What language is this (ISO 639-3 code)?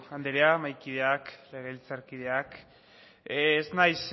eus